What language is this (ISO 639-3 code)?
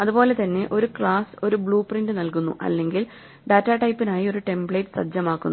mal